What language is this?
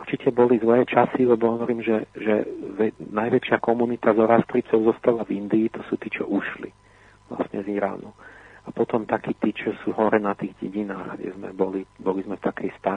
Slovak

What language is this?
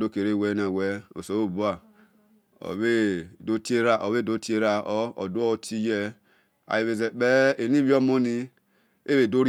Esan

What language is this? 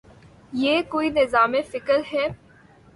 Urdu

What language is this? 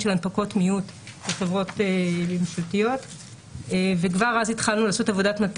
Hebrew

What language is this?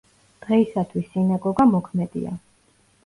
Georgian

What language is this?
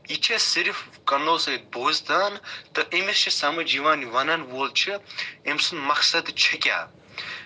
Kashmiri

